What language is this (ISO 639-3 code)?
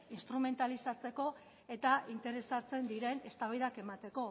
eus